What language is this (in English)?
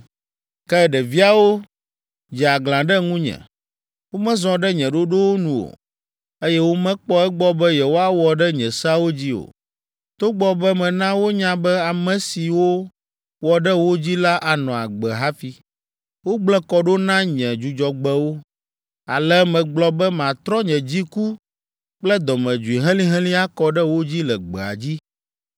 Ewe